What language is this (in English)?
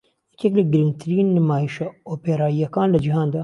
Central Kurdish